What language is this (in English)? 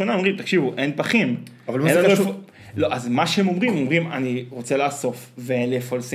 Hebrew